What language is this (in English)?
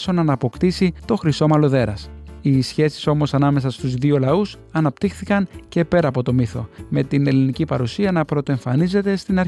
Greek